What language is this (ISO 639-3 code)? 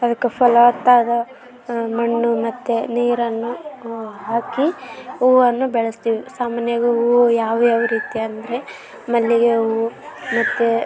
kan